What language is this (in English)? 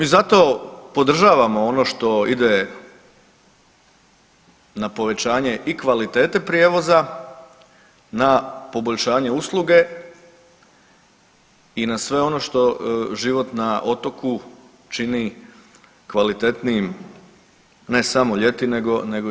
Croatian